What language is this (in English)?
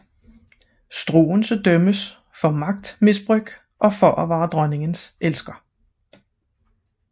Danish